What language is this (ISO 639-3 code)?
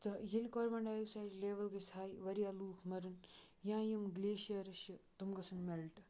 kas